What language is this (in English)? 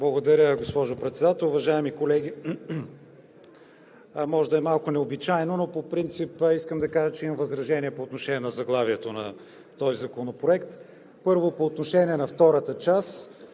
Bulgarian